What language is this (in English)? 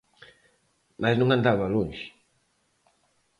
Galician